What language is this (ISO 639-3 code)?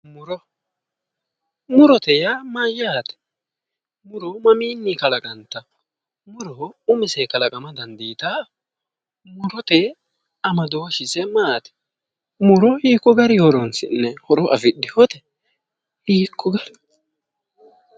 sid